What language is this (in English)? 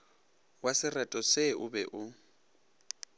Northern Sotho